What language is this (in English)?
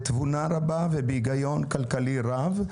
Hebrew